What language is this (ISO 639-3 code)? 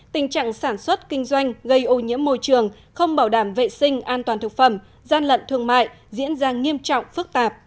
vie